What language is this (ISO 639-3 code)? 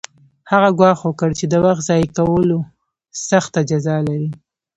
pus